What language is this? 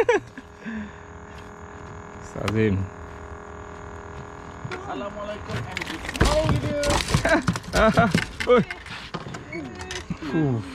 Malay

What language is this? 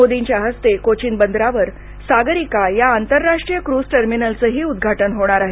Marathi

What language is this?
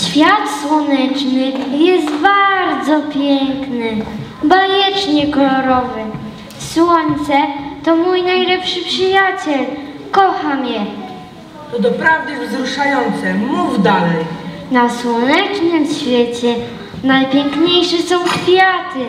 Polish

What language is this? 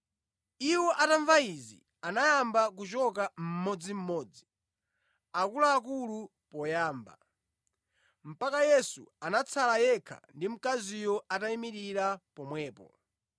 Nyanja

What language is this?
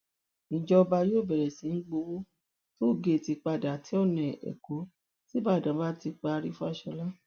Yoruba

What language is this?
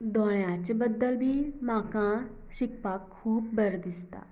Konkani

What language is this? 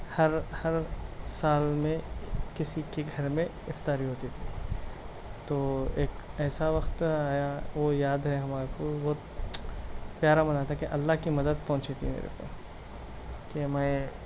Urdu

